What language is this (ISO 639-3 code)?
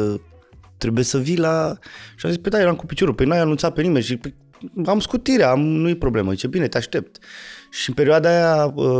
ron